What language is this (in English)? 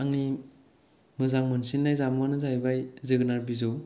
Bodo